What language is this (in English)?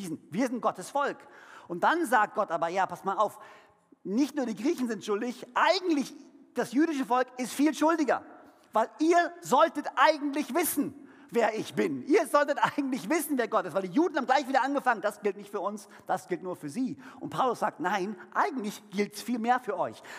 German